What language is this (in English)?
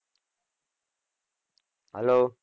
Gujarati